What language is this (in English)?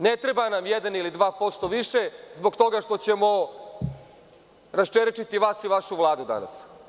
Serbian